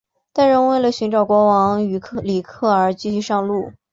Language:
Chinese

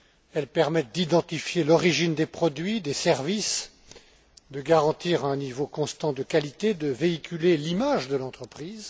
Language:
French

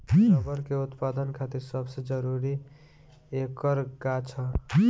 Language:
Bhojpuri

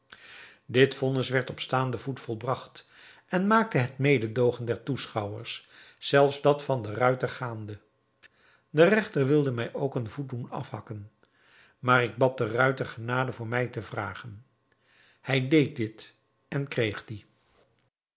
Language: Dutch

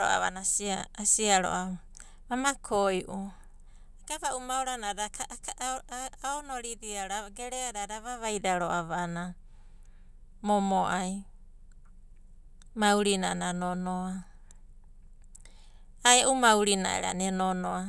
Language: Abadi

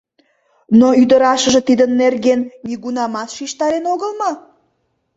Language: Mari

